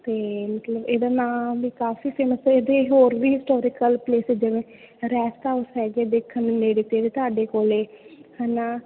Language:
Punjabi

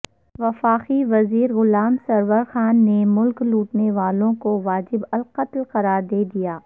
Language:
Urdu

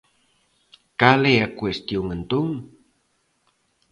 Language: Galician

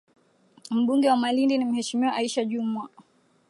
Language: Swahili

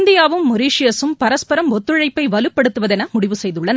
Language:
Tamil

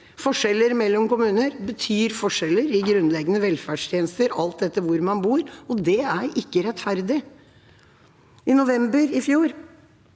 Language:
Norwegian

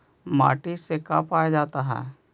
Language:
Magahi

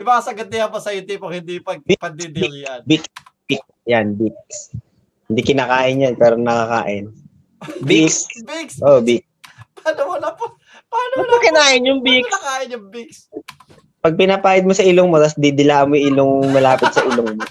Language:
Filipino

